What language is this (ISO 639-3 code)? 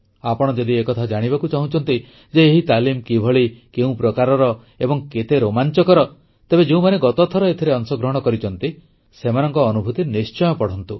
ori